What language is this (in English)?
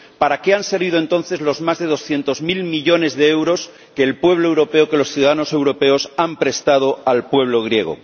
Spanish